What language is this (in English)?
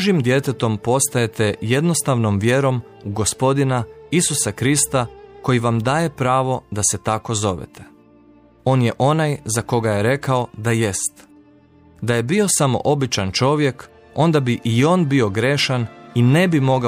Croatian